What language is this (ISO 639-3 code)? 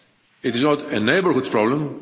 eng